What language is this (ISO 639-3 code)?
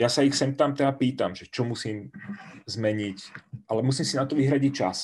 ces